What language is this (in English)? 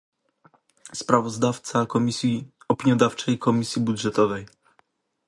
Polish